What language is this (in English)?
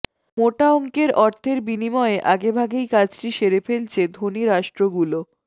Bangla